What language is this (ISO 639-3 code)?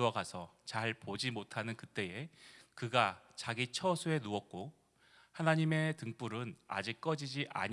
kor